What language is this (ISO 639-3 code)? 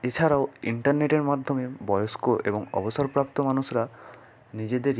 ben